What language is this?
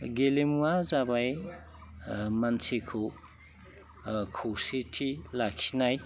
Bodo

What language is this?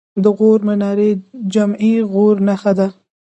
Pashto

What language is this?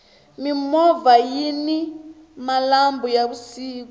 Tsonga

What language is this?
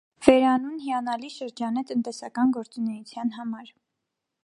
Armenian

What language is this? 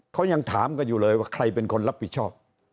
Thai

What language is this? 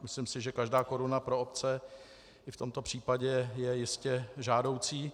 Czech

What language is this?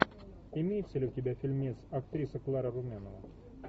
Russian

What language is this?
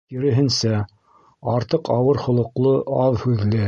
Bashkir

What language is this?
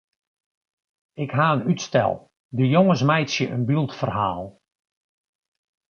Western Frisian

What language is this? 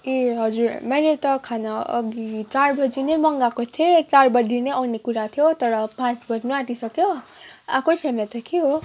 Nepali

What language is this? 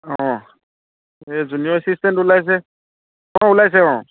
Assamese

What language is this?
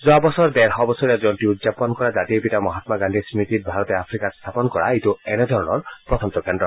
Assamese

